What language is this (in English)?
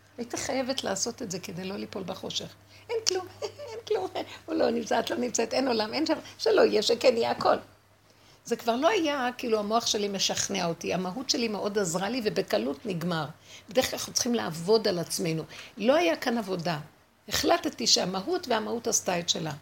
Hebrew